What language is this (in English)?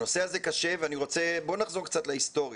Hebrew